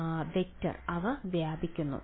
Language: Malayalam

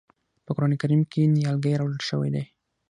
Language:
Pashto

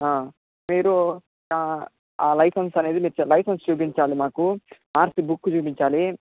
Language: Telugu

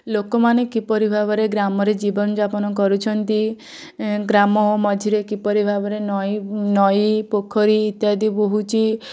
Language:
Odia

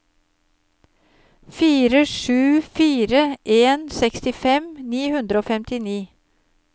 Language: Norwegian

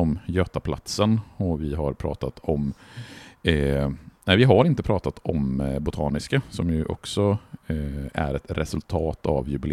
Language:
Swedish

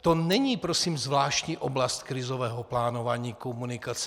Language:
Czech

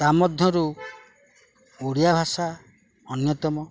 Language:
Odia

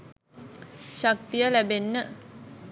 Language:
Sinhala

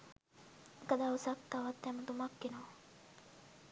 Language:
Sinhala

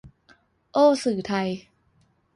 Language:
Thai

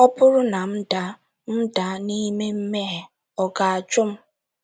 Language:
Igbo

